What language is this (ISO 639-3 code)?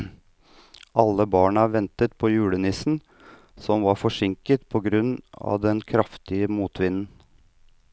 nor